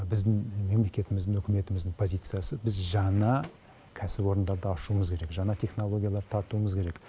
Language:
Kazakh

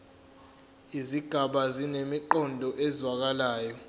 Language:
Zulu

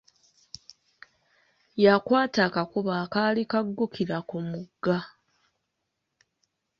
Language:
Ganda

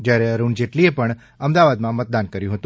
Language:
Gujarati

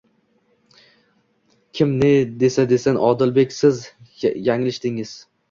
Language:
Uzbek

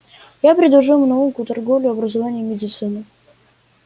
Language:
Russian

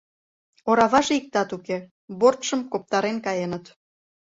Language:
Mari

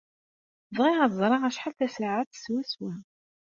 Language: Kabyle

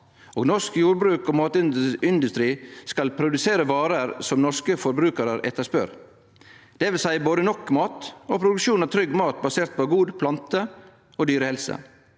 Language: Norwegian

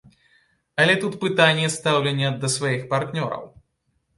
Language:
Belarusian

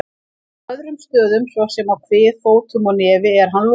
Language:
Icelandic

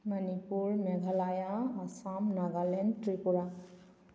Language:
Manipuri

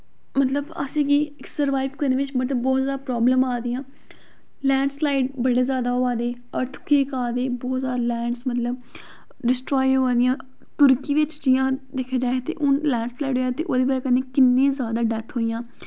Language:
Dogri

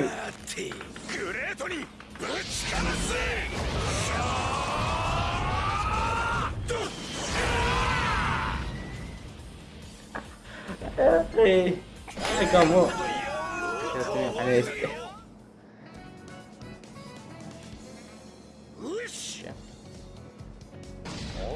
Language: Arabic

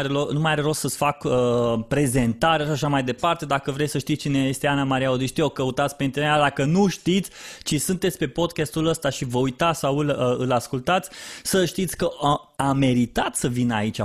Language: Romanian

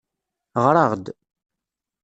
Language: Kabyle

